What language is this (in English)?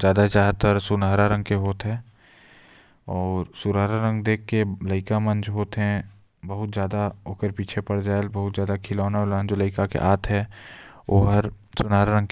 Korwa